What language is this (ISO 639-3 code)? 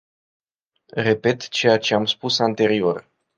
ron